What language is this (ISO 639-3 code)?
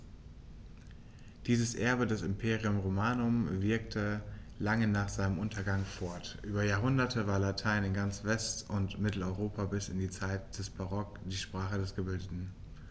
deu